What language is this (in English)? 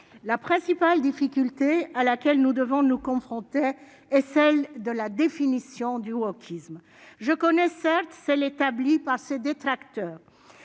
French